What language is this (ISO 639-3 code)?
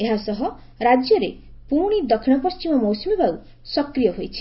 ori